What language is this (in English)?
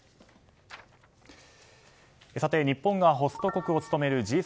Japanese